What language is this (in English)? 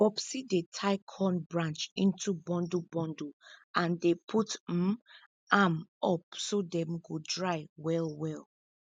Nigerian Pidgin